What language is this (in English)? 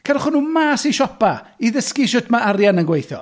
Welsh